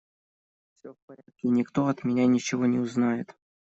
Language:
Russian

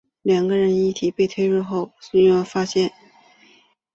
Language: Chinese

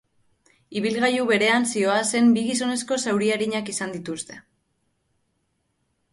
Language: Basque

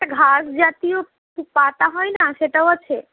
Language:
Bangla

